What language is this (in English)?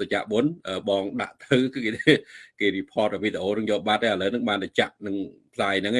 Vietnamese